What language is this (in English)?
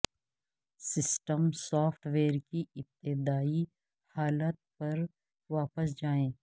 Urdu